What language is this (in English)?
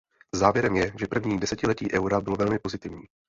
Czech